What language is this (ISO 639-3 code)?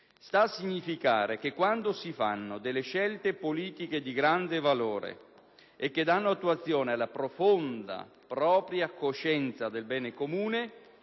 ita